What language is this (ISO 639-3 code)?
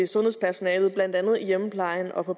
dan